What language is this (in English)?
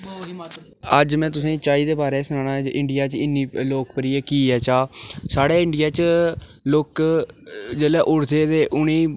Dogri